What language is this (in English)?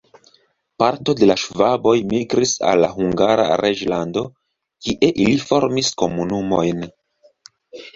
Esperanto